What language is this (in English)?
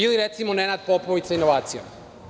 Serbian